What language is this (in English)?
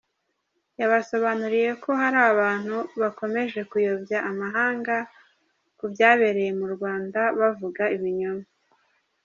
Kinyarwanda